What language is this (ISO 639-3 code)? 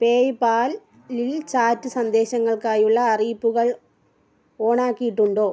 mal